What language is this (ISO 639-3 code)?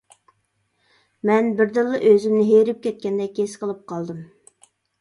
uig